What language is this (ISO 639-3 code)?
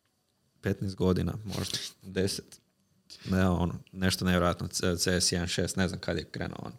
hrv